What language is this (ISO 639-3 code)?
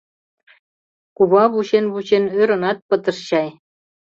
chm